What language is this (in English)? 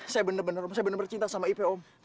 Indonesian